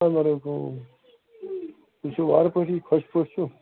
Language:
Kashmiri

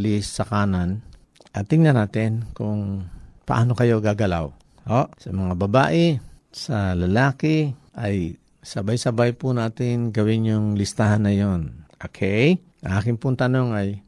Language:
Filipino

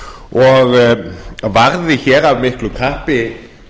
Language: Icelandic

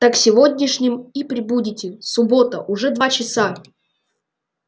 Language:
Russian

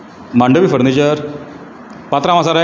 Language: Konkani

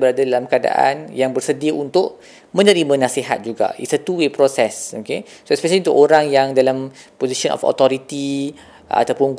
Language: Malay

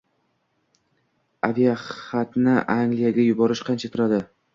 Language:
Uzbek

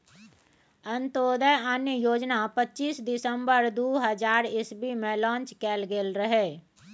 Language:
Maithili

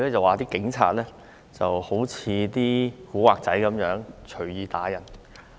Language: Cantonese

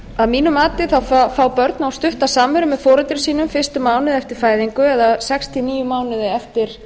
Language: Icelandic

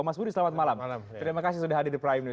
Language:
Indonesian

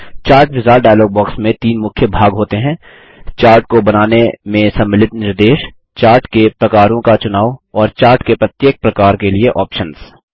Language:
Hindi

